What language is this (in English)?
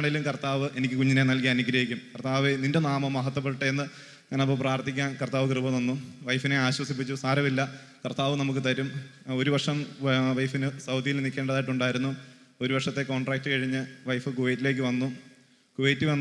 Malayalam